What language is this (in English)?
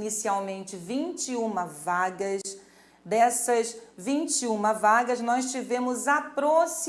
Portuguese